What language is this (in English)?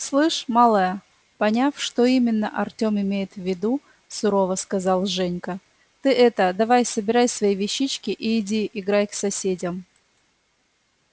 Russian